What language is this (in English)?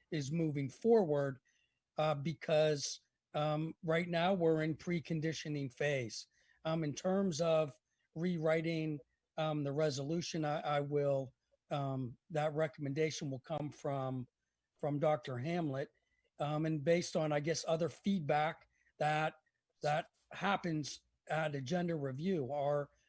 English